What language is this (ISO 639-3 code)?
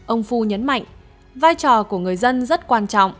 vie